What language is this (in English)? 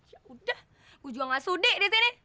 Indonesian